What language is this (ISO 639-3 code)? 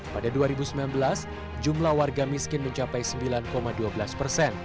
ind